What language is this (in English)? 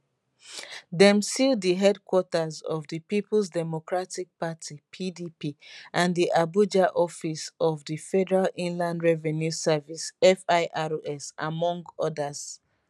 Nigerian Pidgin